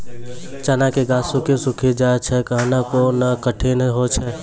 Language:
Maithili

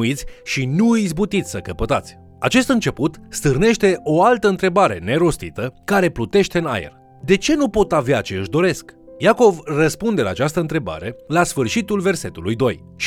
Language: Romanian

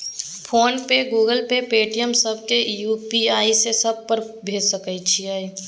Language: Maithili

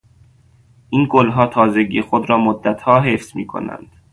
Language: Persian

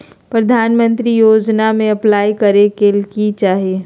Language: Magahi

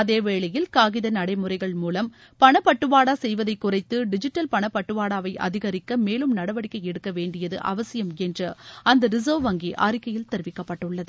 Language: Tamil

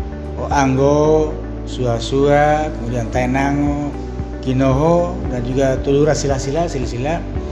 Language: Indonesian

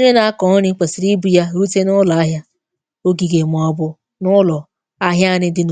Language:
Igbo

